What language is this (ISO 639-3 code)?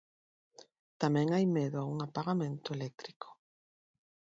glg